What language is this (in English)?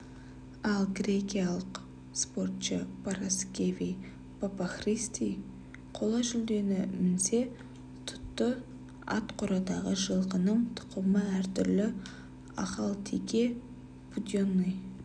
Kazakh